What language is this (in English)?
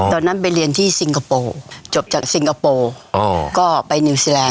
Thai